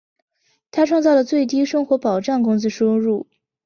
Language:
Chinese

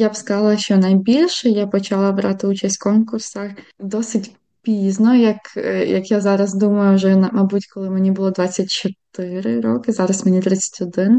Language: Ukrainian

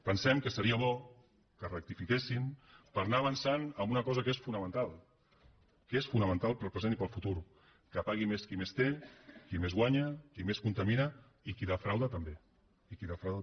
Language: Catalan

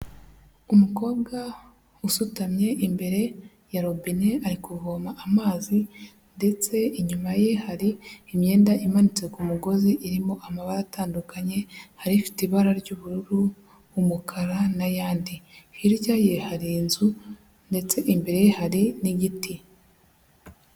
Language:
Kinyarwanda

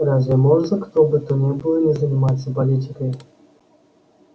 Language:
Russian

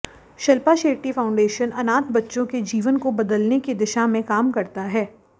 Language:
Hindi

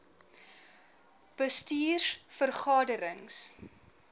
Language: Afrikaans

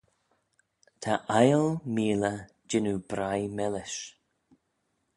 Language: Manx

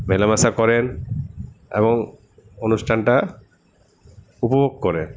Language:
Bangla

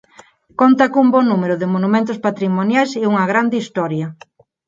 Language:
Galician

